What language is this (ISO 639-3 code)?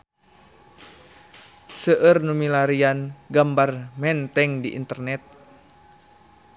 sun